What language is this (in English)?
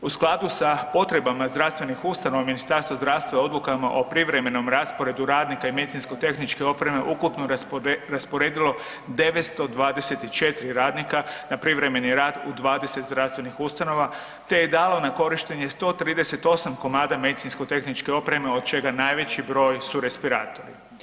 Croatian